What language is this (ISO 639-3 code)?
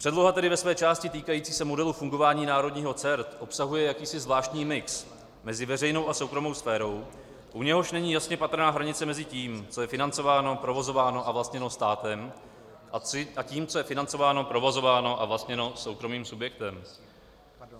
ces